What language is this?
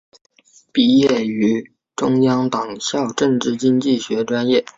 Chinese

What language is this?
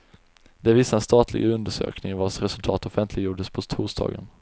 Swedish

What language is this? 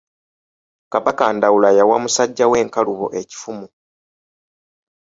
Ganda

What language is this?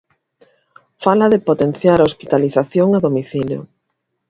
Galician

